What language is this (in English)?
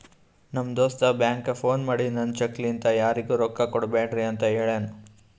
Kannada